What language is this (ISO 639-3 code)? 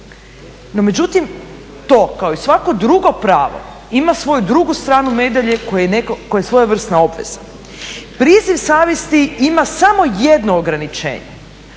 hrv